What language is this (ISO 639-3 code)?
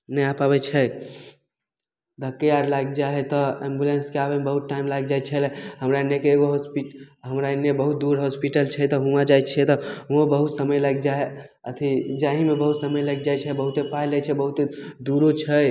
mai